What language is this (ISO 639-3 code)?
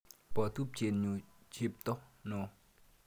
kln